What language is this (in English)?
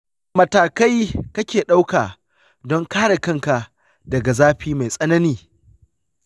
Hausa